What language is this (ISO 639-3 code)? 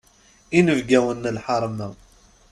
kab